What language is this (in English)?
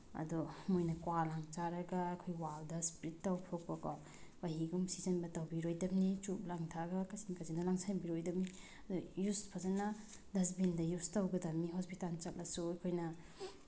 Manipuri